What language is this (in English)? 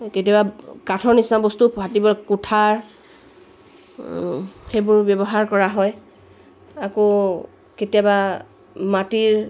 Assamese